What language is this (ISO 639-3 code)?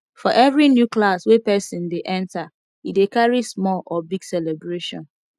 pcm